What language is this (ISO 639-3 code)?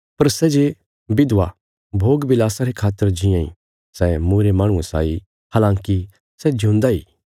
kfs